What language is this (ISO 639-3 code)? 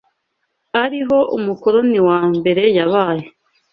kin